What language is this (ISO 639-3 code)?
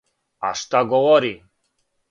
srp